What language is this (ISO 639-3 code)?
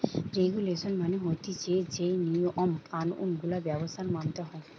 ben